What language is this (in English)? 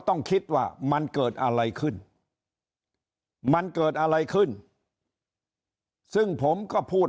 Thai